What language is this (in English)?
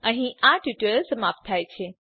Gujarati